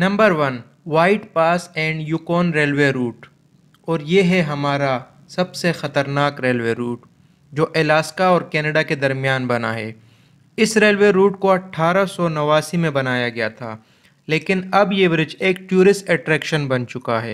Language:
Hindi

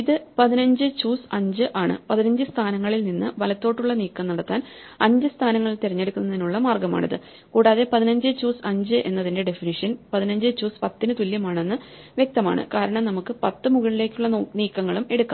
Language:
Malayalam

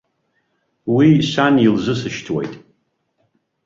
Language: Abkhazian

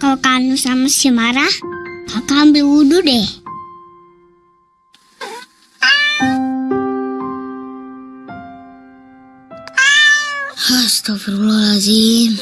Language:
Indonesian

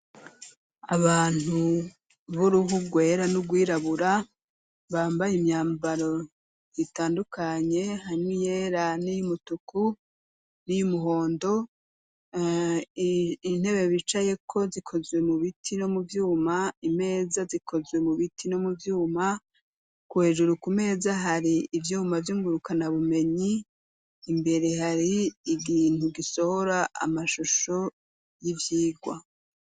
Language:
Rundi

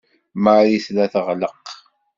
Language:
Kabyle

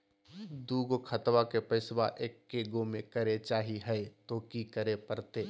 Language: Magahi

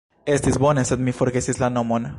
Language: Esperanto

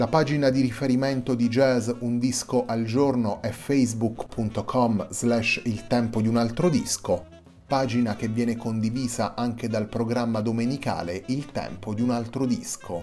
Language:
Italian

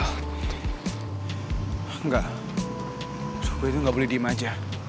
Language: Indonesian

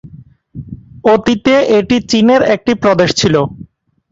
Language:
Bangla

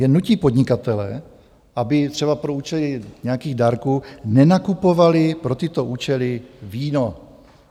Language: Czech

